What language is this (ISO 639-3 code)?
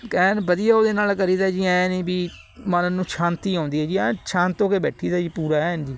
pan